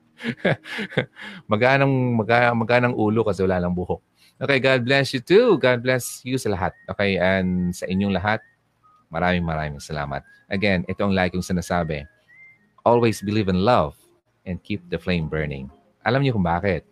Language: Filipino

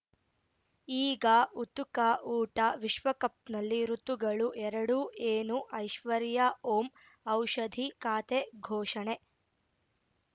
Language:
Kannada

